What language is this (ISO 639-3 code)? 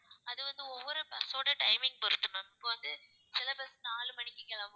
tam